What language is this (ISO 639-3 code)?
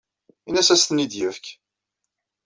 kab